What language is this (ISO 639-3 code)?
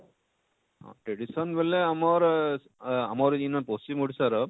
ori